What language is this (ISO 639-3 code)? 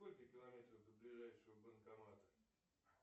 rus